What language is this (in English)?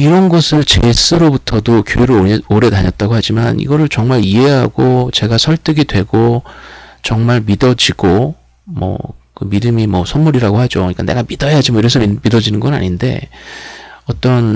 Korean